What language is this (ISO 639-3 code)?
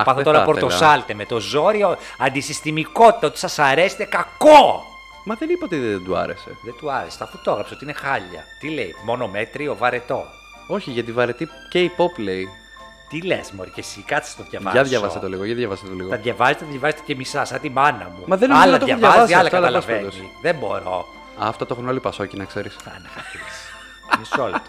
ell